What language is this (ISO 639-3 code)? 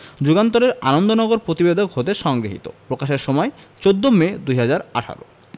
ben